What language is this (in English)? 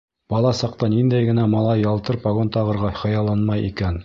Bashkir